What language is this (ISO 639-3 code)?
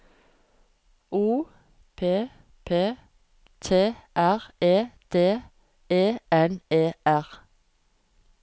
nor